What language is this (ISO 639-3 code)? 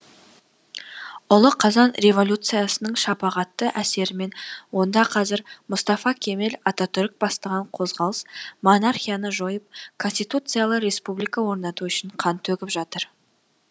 kaz